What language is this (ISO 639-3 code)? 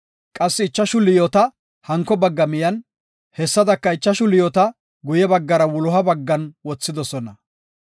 gof